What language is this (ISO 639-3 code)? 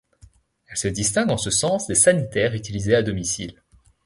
fra